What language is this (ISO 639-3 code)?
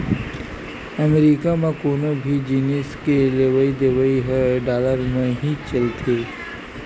hne